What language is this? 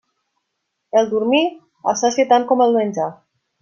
Catalan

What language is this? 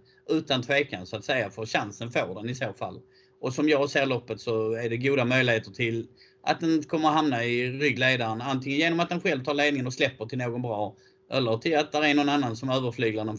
Swedish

